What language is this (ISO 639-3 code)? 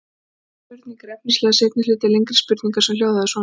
isl